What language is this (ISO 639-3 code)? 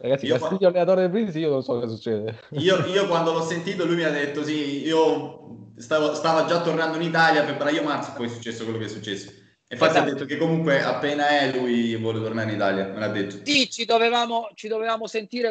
ita